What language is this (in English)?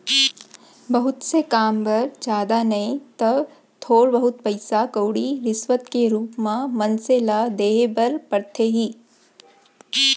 Chhattisgarhi